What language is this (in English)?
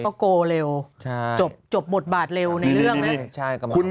Thai